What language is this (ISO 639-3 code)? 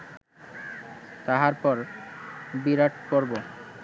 ben